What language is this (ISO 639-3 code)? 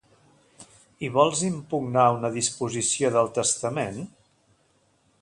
cat